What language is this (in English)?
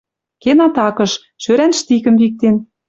Western Mari